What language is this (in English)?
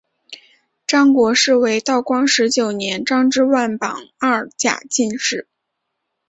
Chinese